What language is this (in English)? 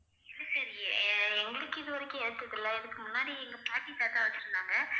Tamil